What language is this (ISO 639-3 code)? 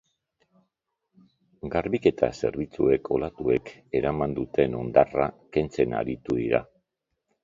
eus